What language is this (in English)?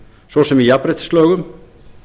Icelandic